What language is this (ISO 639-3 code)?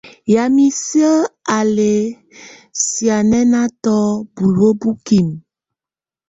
tvu